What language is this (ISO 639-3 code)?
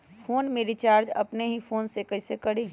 mag